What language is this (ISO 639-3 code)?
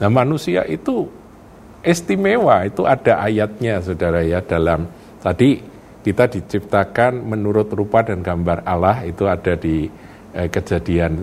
ind